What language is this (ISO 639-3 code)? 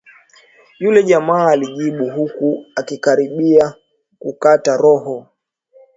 swa